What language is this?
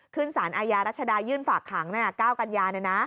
Thai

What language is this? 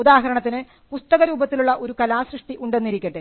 Malayalam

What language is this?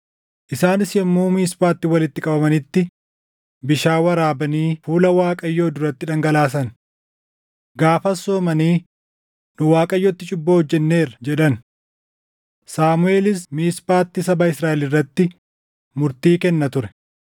Oromo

